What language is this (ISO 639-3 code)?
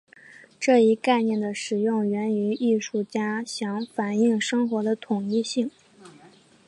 zho